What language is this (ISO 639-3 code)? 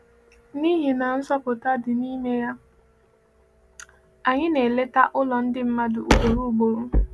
ibo